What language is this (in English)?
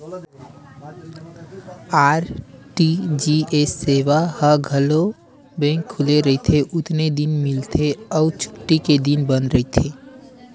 Chhattisgarhi